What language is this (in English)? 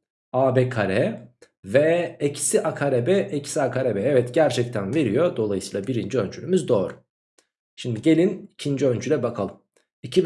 Turkish